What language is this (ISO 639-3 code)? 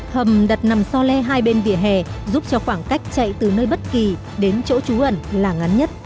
vie